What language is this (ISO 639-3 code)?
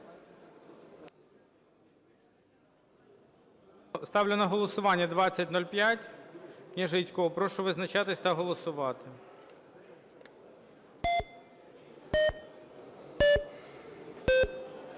ukr